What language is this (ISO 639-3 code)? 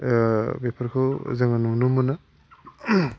brx